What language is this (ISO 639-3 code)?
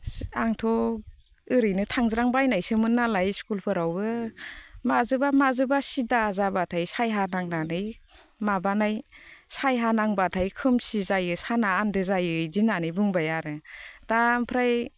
brx